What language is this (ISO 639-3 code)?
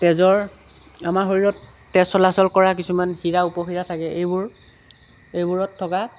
asm